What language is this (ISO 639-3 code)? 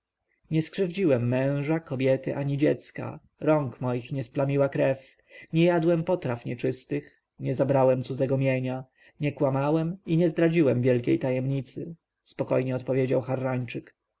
pol